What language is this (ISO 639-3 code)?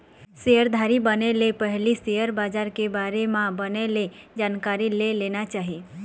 hne